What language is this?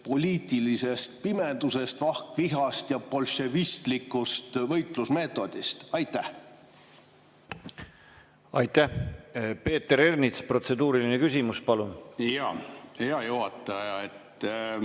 Estonian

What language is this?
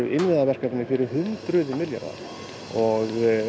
Icelandic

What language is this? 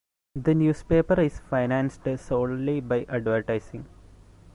English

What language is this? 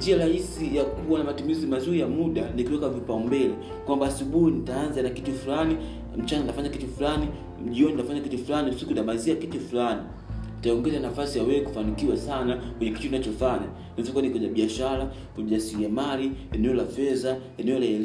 Swahili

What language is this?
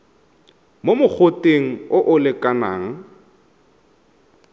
Tswana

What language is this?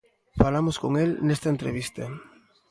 Galician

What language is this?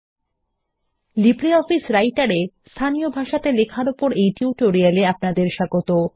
Bangla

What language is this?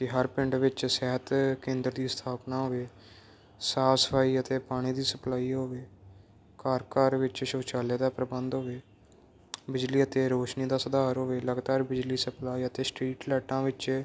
Punjabi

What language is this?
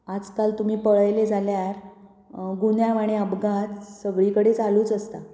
Konkani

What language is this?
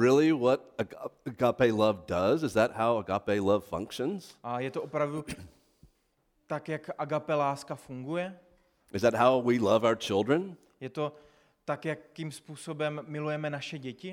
Czech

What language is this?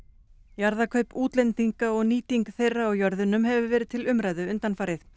Icelandic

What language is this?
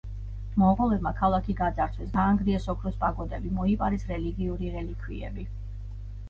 Georgian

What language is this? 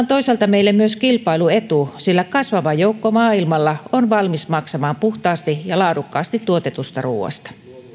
Finnish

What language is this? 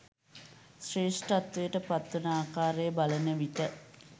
Sinhala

